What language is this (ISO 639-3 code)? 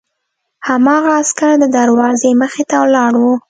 pus